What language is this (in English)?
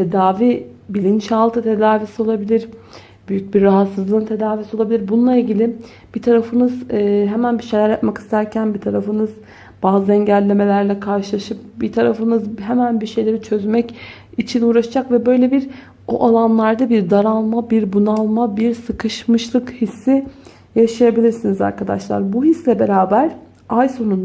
Turkish